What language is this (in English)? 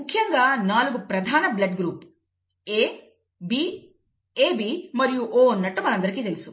Telugu